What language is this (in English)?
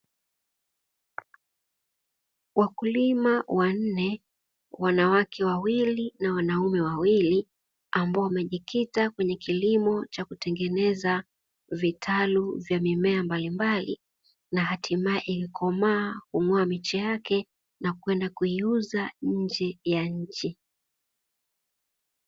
Swahili